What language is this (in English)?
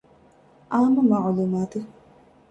Divehi